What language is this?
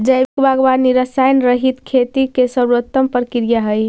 Magahi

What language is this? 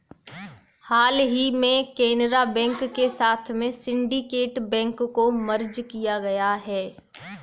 Hindi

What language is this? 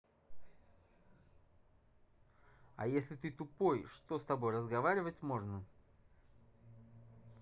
Russian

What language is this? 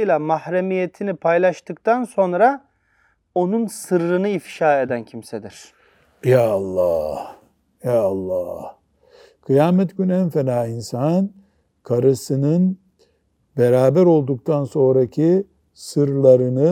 Turkish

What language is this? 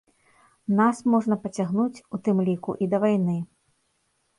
Belarusian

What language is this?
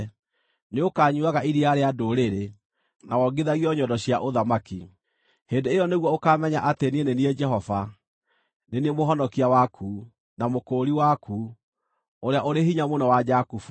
Kikuyu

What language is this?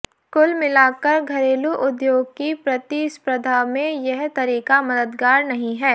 Hindi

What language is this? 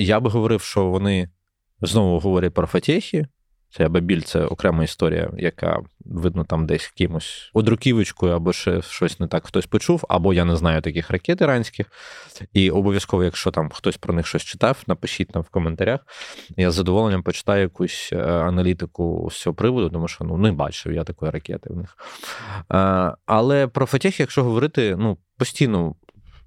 Ukrainian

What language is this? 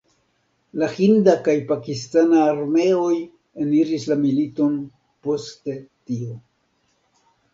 Esperanto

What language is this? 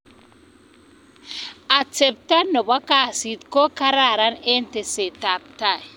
Kalenjin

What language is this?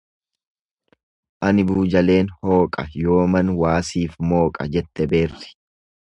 Oromo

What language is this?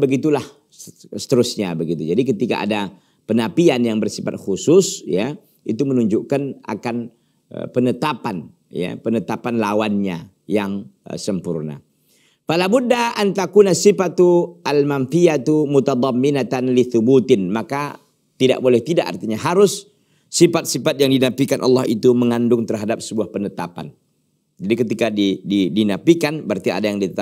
Indonesian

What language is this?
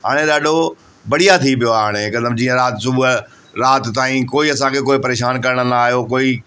Sindhi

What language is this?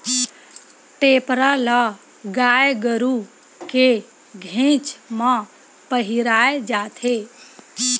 Chhattisgarhi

